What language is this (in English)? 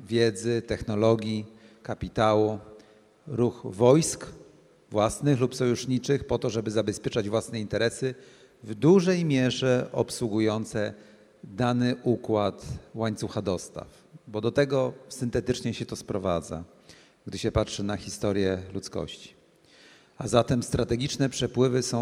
Polish